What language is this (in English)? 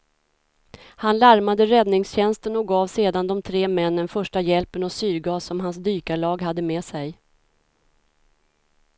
Swedish